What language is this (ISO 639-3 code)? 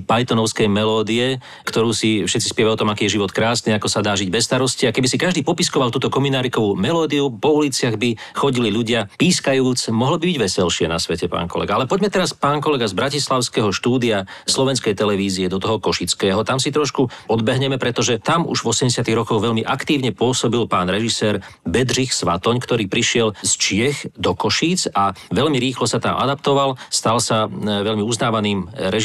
slk